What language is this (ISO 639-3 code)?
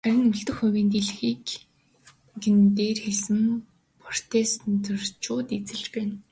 mon